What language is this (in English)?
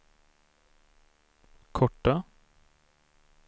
Swedish